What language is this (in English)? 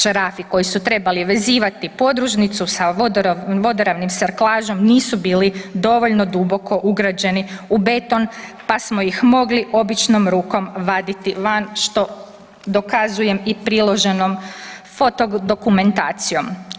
Croatian